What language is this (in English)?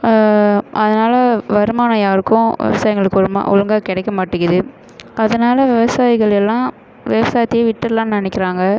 Tamil